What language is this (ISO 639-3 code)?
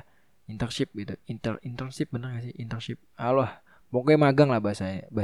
ind